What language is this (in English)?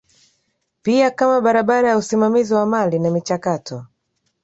Swahili